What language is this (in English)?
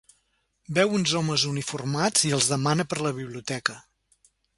Catalan